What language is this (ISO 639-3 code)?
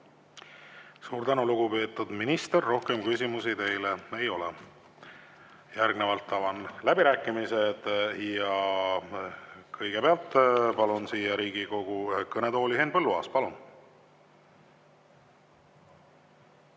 est